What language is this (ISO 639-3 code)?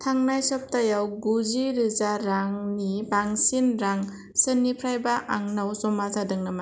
brx